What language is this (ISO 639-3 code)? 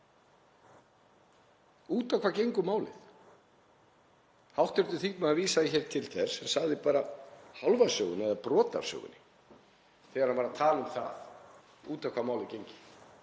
isl